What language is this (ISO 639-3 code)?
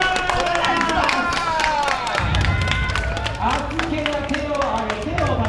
jpn